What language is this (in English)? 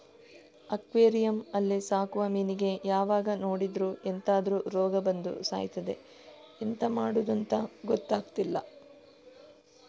Kannada